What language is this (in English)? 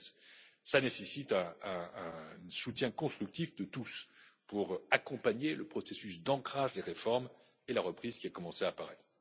French